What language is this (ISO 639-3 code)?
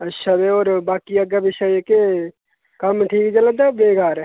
doi